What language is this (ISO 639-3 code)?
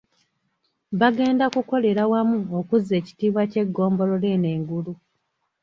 lug